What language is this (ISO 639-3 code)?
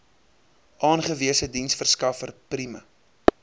afr